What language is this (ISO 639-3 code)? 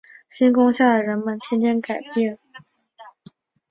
zho